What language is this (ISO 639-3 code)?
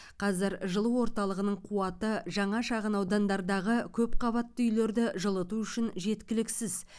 kaz